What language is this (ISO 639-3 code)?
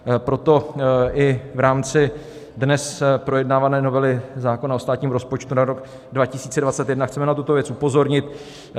ces